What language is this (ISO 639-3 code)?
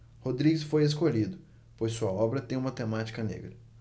por